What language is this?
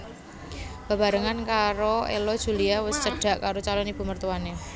Javanese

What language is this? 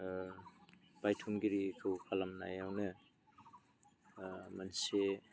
Bodo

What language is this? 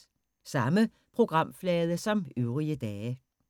Danish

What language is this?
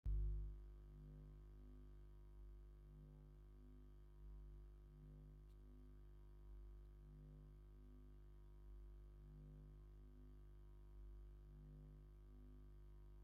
Tigrinya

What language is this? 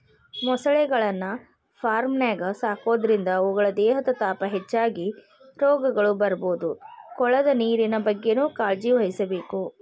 Kannada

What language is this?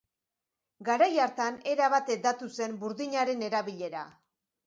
Basque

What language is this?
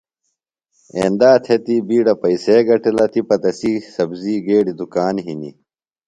Phalura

